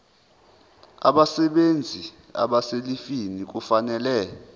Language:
Zulu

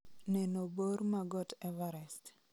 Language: Luo (Kenya and Tanzania)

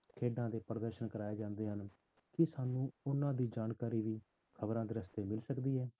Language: Punjabi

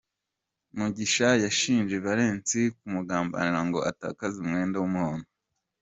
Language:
Kinyarwanda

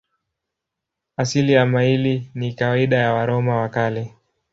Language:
Swahili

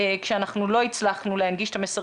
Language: Hebrew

